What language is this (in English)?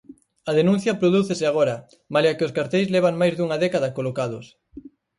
Galician